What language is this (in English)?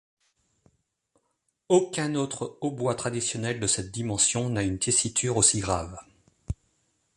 French